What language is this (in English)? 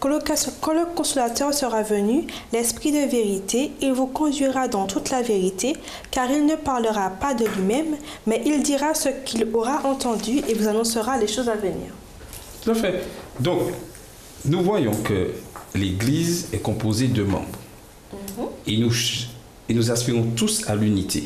French